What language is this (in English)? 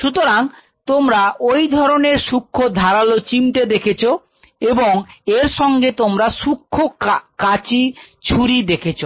Bangla